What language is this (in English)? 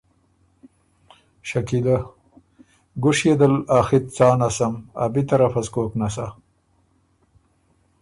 Ormuri